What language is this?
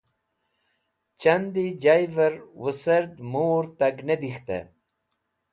Wakhi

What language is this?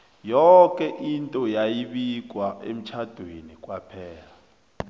South Ndebele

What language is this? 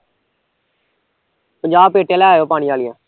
Punjabi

